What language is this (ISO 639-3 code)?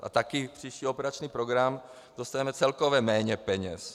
ces